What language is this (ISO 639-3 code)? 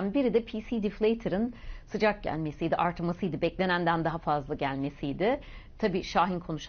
tur